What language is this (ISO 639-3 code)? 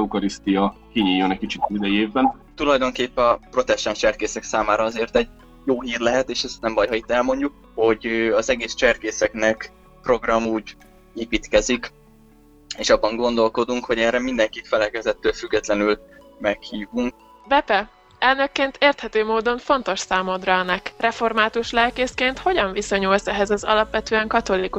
hun